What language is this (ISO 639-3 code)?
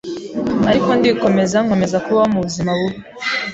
kin